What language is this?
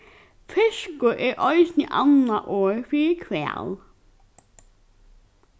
Faroese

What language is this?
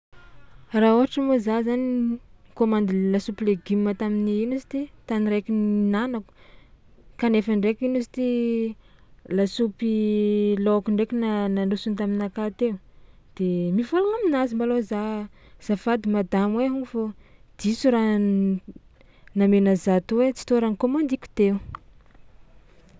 Tsimihety Malagasy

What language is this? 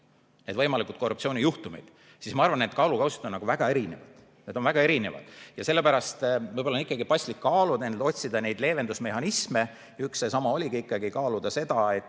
Estonian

